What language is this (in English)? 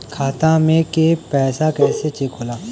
Bhojpuri